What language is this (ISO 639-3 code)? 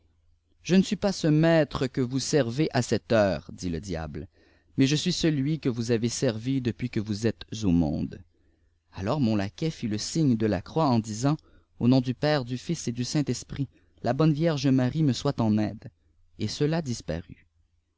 fra